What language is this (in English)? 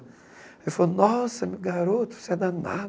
Portuguese